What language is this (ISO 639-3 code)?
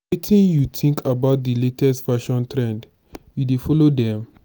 pcm